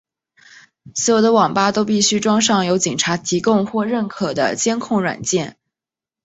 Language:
Chinese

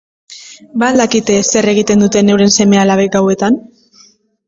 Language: Basque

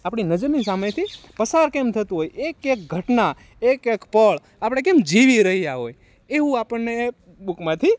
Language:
Gujarati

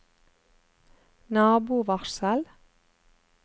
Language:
Norwegian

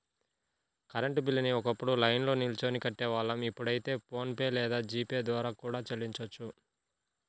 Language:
Telugu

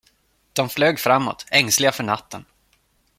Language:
Swedish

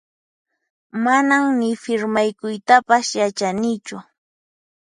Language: Puno Quechua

